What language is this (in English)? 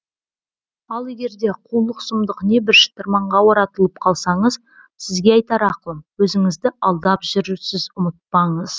Kazakh